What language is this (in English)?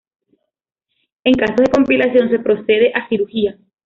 Spanish